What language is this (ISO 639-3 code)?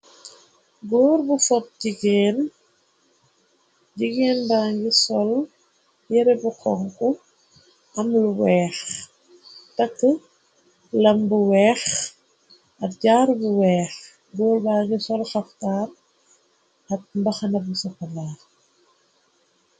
wol